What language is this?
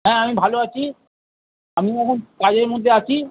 Bangla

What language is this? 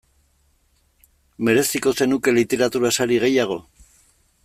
Basque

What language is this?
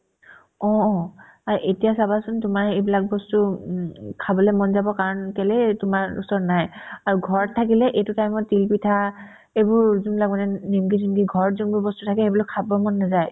Assamese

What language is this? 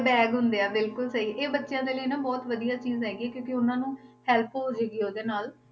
Punjabi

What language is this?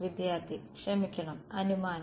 Malayalam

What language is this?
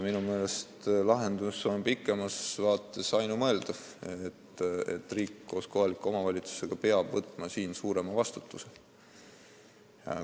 Estonian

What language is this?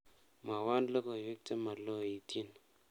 Kalenjin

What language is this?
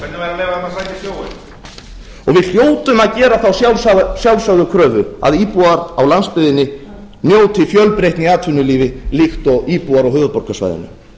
Icelandic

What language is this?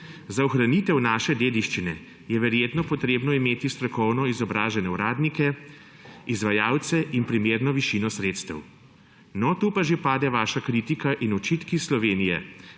Slovenian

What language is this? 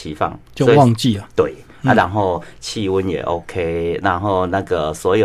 Chinese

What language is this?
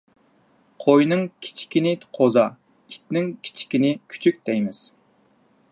Uyghur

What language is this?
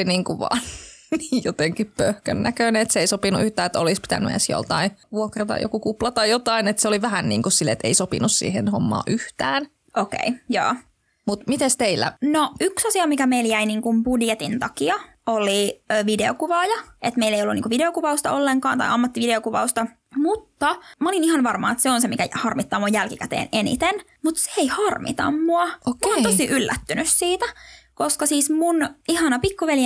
Finnish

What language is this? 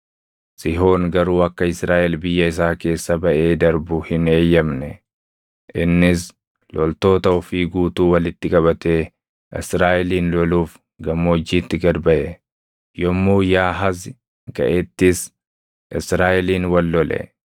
Oromo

